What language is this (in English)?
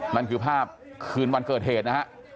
Thai